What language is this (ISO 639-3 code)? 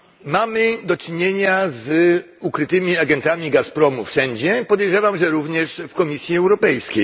pol